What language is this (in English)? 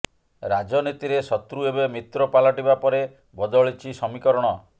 Odia